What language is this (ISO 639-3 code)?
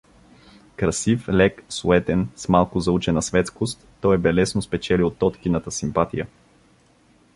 bul